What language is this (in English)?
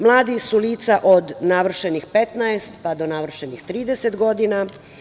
Serbian